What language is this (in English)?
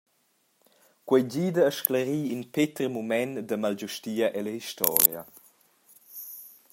Romansh